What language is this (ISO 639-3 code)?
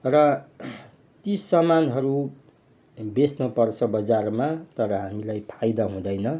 nep